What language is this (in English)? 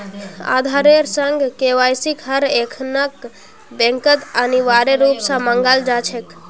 Magahi